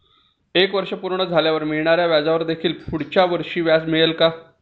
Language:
Marathi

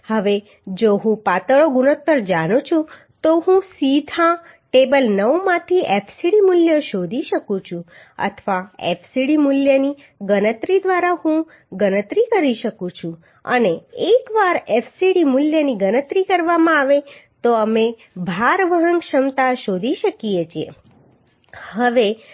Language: Gujarati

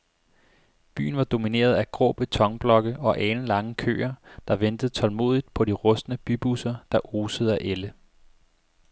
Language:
Danish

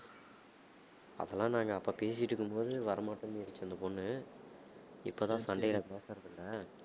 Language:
Tamil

